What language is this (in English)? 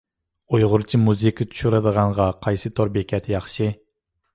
Uyghur